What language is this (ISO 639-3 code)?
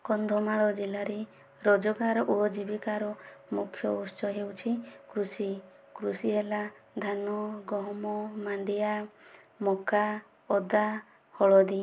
ori